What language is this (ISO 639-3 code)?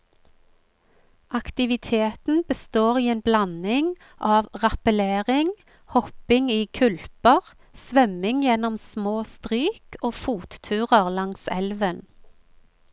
nor